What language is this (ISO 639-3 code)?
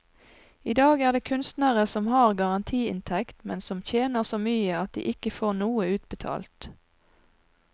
nor